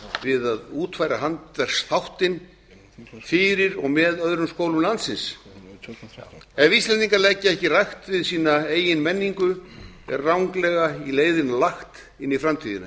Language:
Icelandic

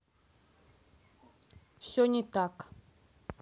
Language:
Russian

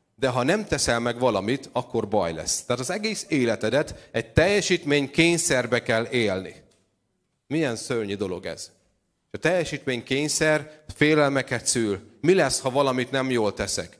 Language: Hungarian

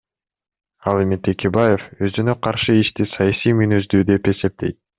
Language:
Kyrgyz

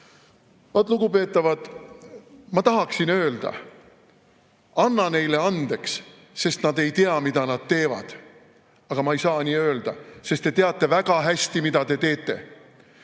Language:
Estonian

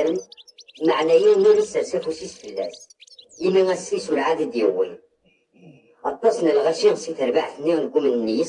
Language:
Arabic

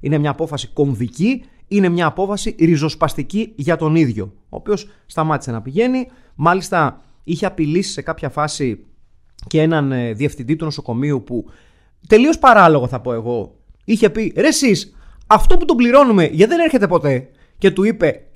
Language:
Greek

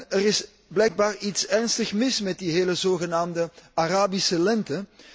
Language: Dutch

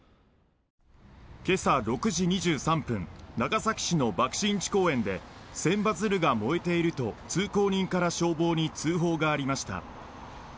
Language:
Japanese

